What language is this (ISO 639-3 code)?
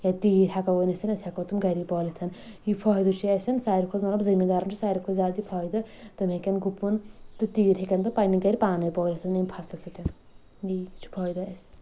kas